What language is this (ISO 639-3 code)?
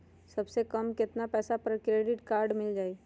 mag